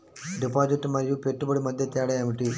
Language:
Telugu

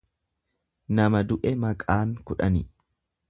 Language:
Oromo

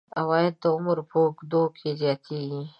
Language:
Pashto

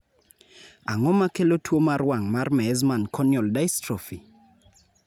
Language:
Luo (Kenya and Tanzania)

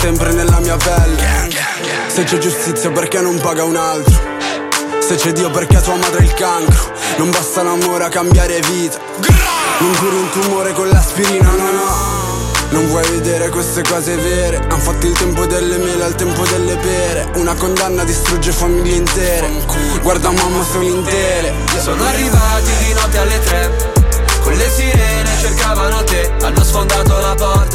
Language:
Italian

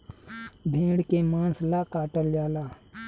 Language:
Bhojpuri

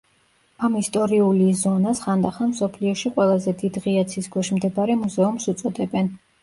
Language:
Georgian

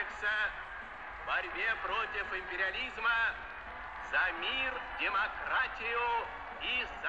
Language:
Russian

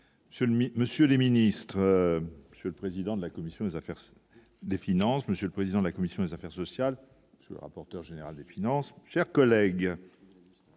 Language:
French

